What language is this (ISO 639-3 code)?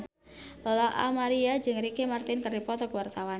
sun